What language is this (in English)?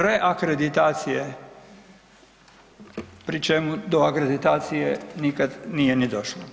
Croatian